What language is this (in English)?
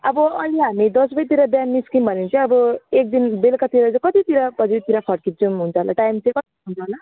Nepali